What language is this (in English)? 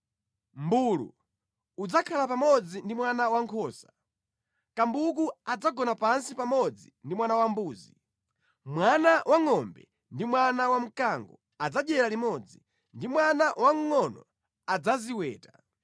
Nyanja